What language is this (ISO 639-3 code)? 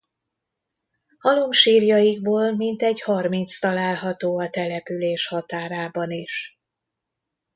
hun